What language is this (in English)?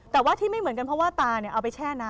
Thai